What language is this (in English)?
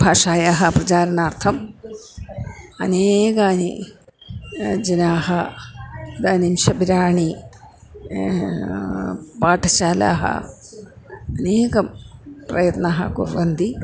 Sanskrit